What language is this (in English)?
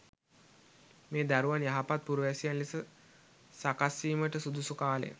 Sinhala